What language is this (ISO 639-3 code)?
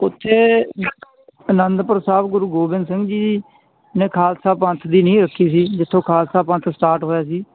pan